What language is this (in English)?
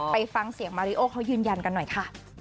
Thai